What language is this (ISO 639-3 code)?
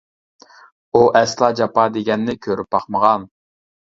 uig